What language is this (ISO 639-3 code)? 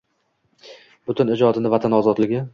uzb